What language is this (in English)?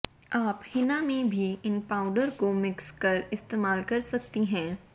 Hindi